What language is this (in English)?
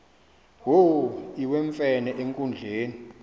Xhosa